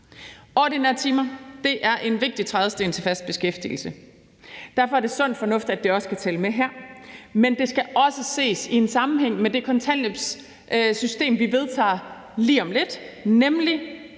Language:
Danish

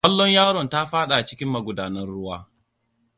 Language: Hausa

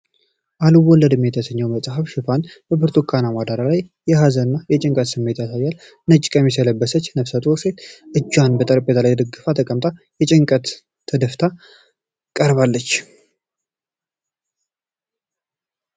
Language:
Amharic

